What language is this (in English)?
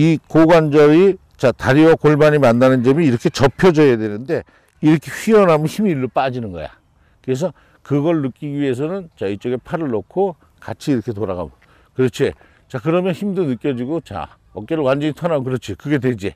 Korean